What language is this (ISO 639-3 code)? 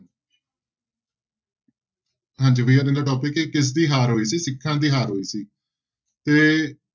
pan